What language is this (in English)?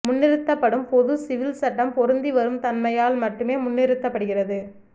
Tamil